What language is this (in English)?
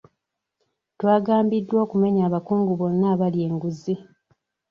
Ganda